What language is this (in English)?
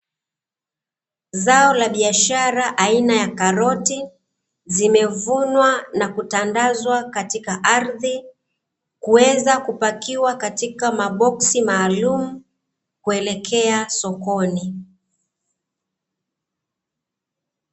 Swahili